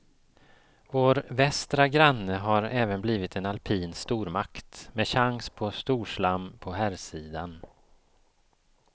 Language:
Swedish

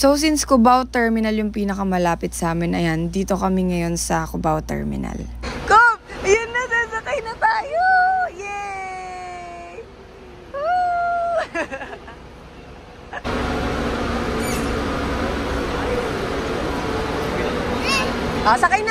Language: Filipino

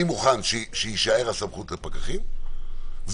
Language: Hebrew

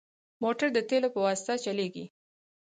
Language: Pashto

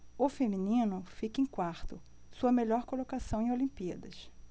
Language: Portuguese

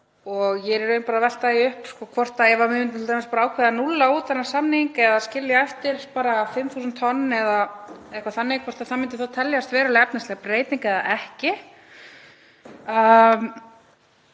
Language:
Icelandic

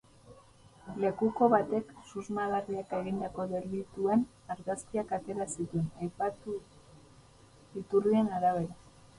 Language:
Basque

